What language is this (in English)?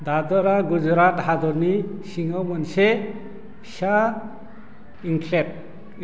Bodo